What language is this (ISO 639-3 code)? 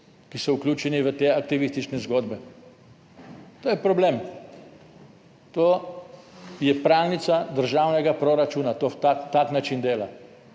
slv